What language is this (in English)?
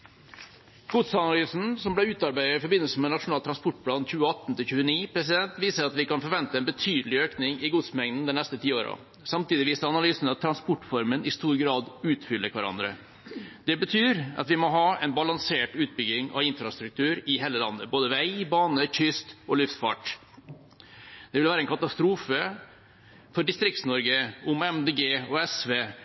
Norwegian Bokmål